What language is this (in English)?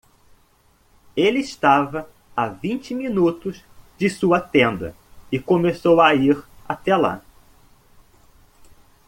Portuguese